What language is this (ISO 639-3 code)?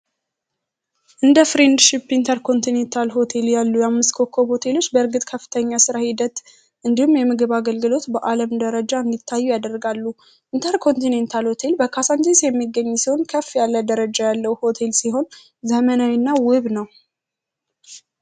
amh